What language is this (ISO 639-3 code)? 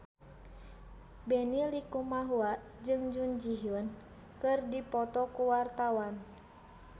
sun